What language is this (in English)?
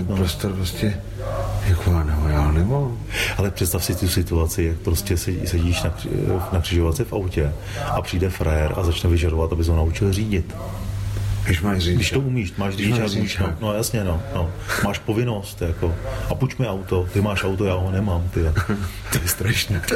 Czech